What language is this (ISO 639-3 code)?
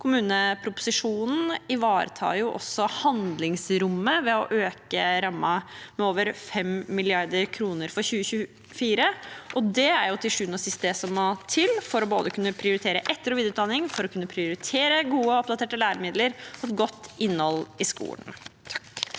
nor